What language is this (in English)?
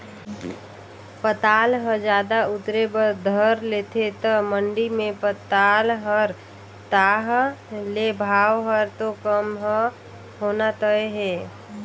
Chhattisgarhi